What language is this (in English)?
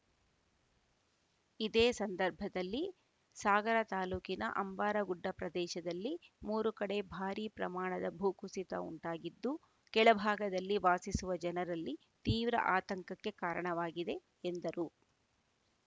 Kannada